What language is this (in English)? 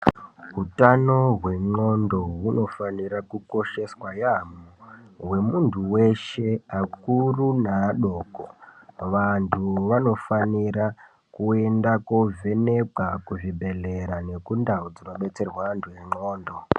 Ndau